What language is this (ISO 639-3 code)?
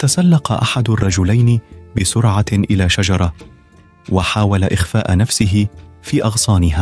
ara